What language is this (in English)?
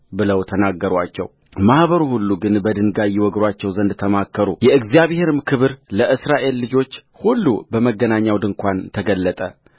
Amharic